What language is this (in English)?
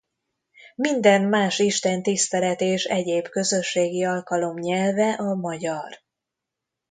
Hungarian